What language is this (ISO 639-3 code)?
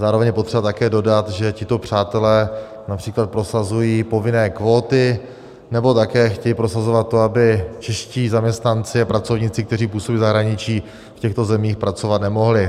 ces